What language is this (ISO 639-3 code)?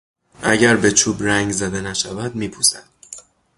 fas